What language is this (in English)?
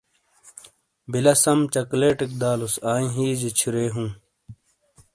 Shina